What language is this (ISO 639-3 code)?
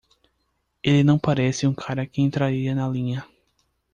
por